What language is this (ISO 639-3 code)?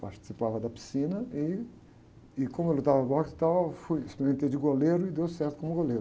por